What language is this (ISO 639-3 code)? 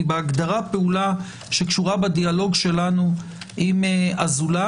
heb